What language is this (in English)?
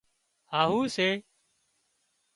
Wadiyara Koli